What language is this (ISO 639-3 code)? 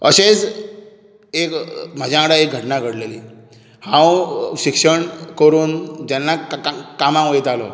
kok